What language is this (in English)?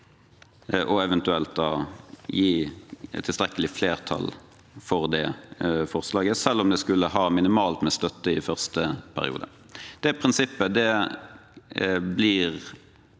Norwegian